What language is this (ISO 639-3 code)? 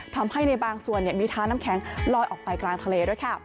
tha